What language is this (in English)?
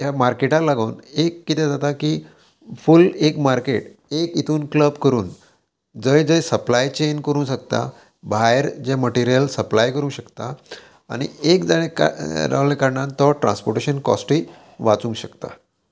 Konkani